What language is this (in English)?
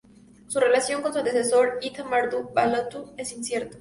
Spanish